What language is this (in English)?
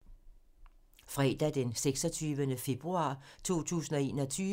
Danish